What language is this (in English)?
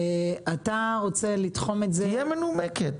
Hebrew